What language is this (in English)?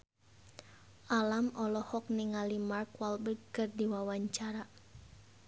Sundanese